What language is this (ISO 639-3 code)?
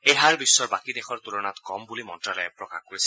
asm